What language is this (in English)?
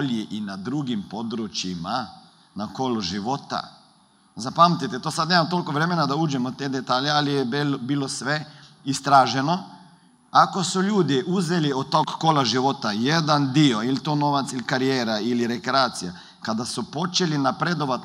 Croatian